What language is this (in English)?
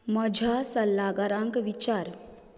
Konkani